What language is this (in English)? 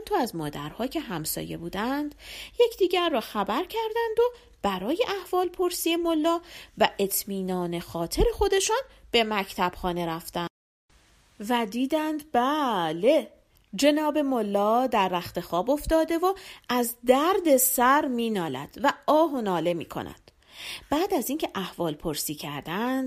Persian